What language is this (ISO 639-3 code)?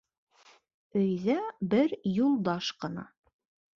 bak